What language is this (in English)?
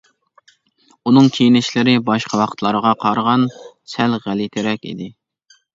Uyghur